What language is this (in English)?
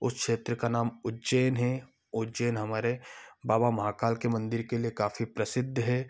Hindi